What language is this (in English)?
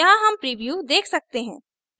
Hindi